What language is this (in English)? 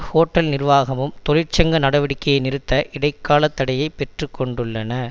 Tamil